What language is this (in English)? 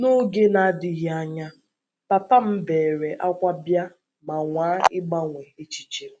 Igbo